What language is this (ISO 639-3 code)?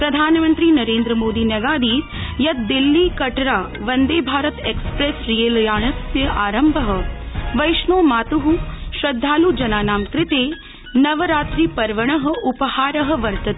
san